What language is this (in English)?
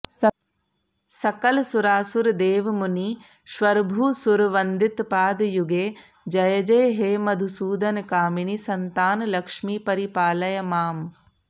Sanskrit